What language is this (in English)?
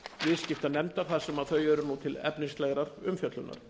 Icelandic